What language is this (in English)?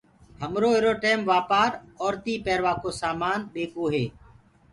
Gurgula